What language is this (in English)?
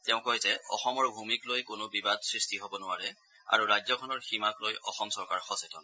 Assamese